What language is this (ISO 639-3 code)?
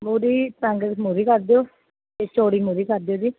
pan